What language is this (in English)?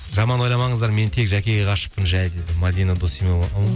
Kazakh